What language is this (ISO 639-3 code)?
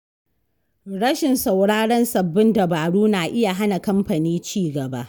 hau